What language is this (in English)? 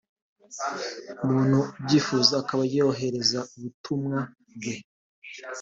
Kinyarwanda